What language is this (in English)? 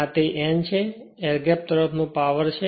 Gujarati